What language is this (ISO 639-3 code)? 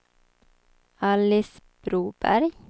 swe